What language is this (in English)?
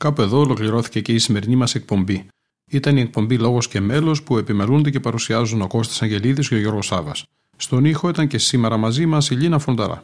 Greek